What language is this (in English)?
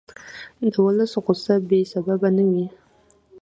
Pashto